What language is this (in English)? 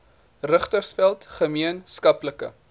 Afrikaans